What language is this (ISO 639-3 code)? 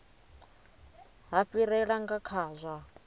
ven